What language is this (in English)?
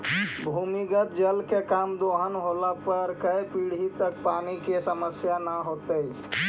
Magahi